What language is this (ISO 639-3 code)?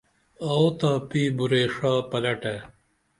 dml